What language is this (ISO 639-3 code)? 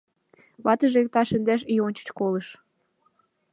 chm